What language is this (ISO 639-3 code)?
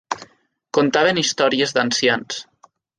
cat